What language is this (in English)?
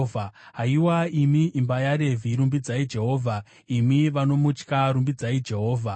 Shona